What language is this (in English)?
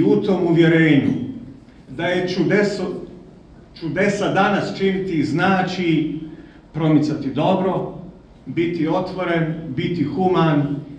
Croatian